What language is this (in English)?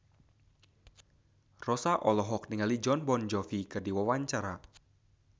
Sundanese